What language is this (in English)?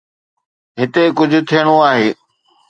Sindhi